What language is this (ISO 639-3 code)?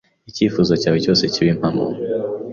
kin